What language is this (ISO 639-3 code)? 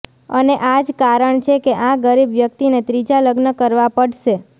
guj